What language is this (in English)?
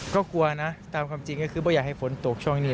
Thai